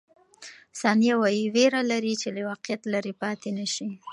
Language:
Pashto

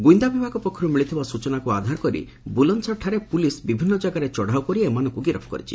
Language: Odia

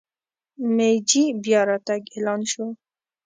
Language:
Pashto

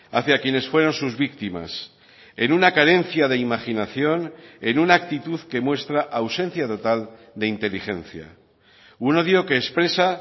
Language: Spanish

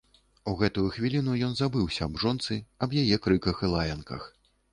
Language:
Belarusian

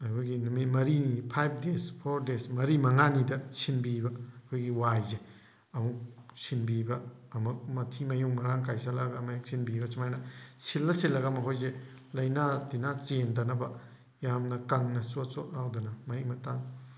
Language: Manipuri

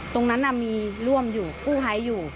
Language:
Thai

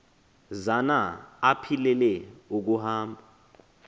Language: Xhosa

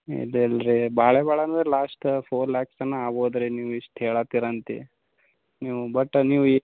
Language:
Kannada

